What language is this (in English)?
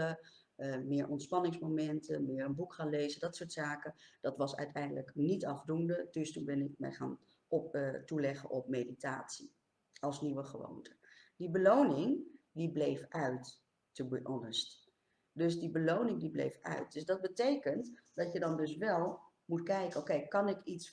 Dutch